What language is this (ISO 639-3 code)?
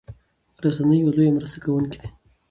pus